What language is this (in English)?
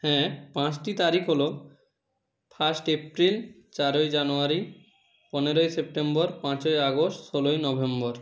Bangla